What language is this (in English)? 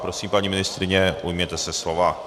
Czech